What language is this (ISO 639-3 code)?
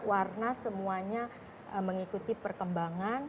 ind